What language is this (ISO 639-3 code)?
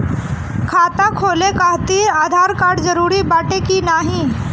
bho